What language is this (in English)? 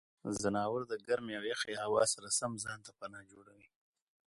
Pashto